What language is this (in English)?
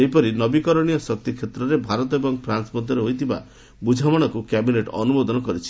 Odia